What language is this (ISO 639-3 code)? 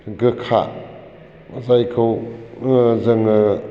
brx